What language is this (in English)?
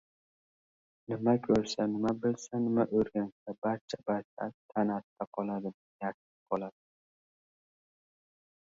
Uzbek